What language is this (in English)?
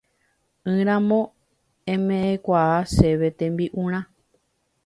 Guarani